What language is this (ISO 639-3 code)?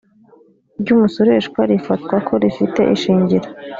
kin